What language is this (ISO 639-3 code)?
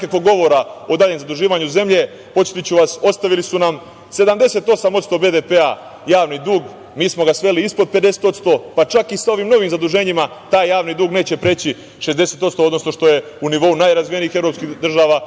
srp